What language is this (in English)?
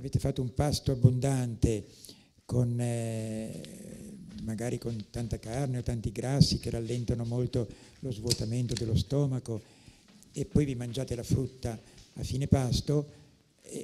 Italian